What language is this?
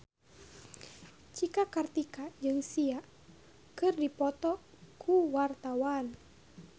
Sundanese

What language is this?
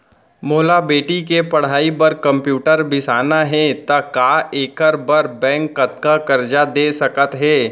Chhattisgarhi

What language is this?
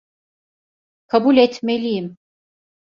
Turkish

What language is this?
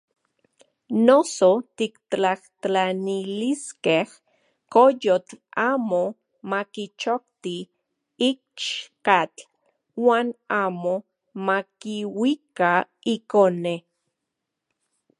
Central Puebla Nahuatl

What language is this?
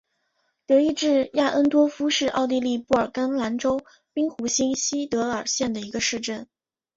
Chinese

